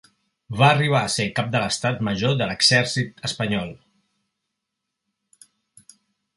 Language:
Catalan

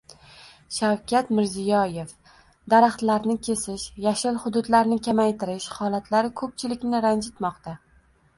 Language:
Uzbek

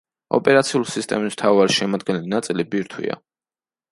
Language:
Georgian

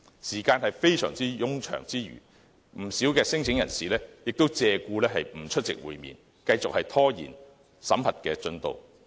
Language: Cantonese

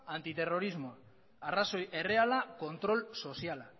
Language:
Basque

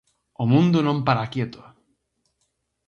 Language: Galician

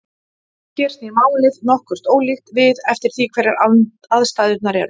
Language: Icelandic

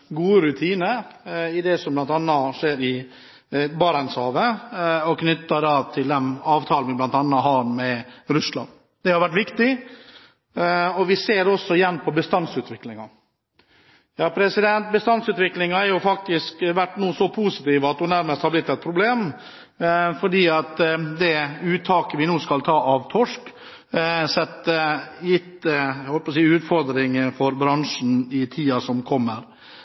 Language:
Norwegian Bokmål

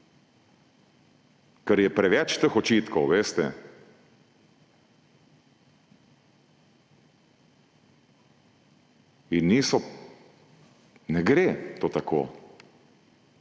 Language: Slovenian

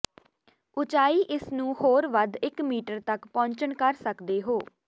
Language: Punjabi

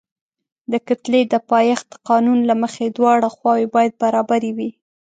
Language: Pashto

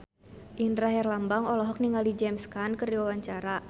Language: Sundanese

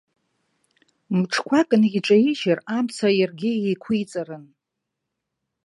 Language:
Abkhazian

